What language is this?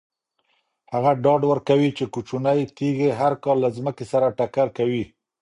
Pashto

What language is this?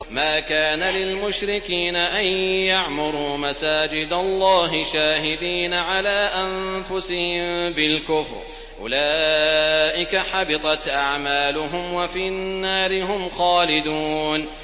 Arabic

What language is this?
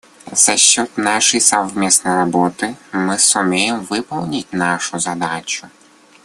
Russian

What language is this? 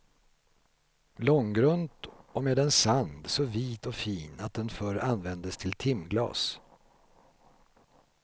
Swedish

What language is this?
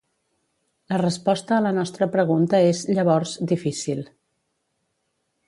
Catalan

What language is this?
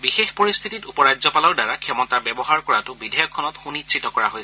Assamese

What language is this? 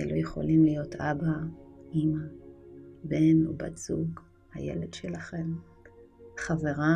Hebrew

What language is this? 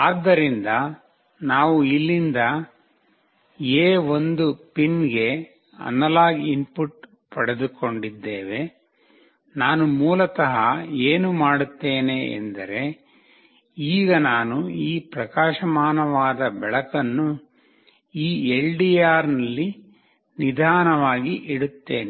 Kannada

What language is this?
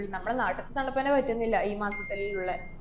Malayalam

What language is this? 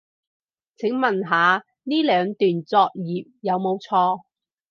Cantonese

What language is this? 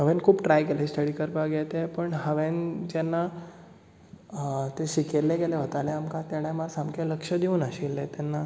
Konkani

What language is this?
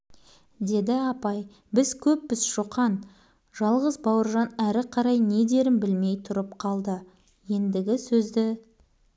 Kazakh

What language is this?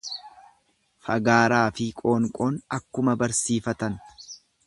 Oromo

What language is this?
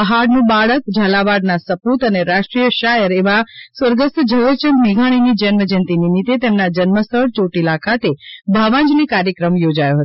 Gujarati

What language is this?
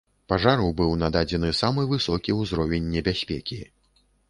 Belarusian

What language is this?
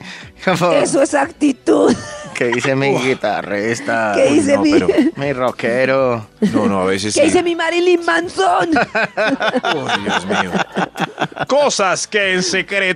Spanish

